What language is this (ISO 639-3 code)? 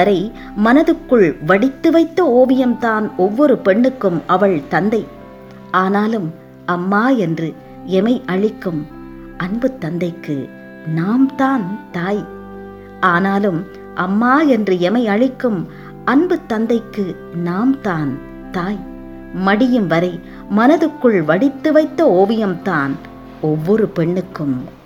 tam